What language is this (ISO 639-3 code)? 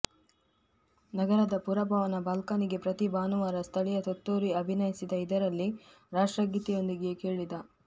kan